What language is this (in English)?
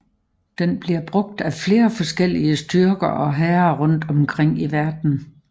Danish